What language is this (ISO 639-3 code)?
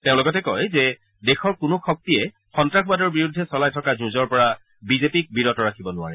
asm